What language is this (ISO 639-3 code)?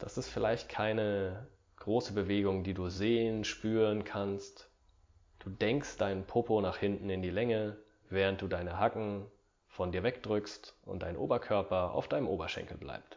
deu